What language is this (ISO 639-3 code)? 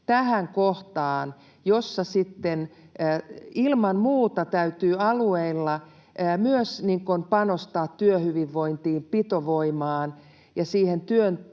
fin